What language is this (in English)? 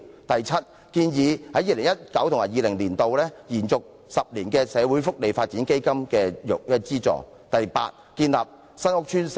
Cantonese